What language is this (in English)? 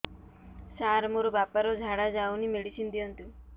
Odia